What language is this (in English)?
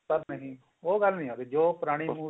Punjabi